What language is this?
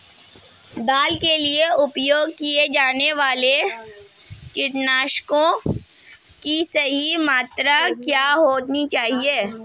Hindi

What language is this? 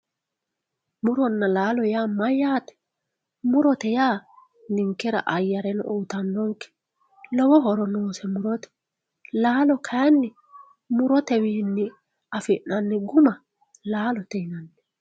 Sidamo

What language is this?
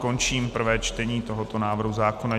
Czech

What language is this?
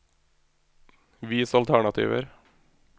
Norwegian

